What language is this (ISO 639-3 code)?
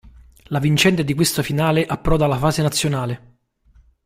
ita